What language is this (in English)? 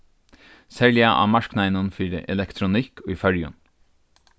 Faroese